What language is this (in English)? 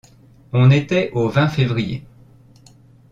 French